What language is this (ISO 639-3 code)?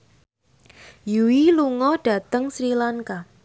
jav